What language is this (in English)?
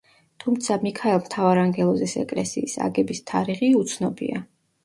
Georgian